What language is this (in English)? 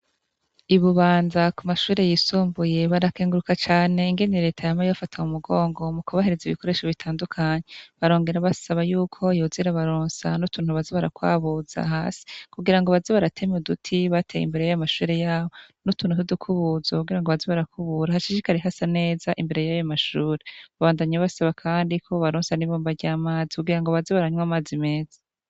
Rundi